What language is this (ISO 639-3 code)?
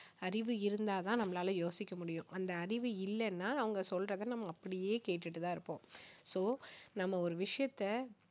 tam